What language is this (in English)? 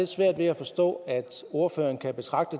Danish